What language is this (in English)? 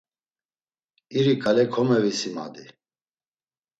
Laz